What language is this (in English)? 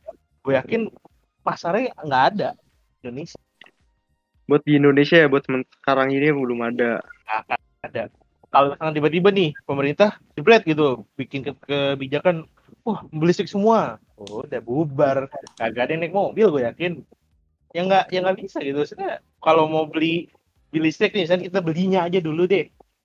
Indonesian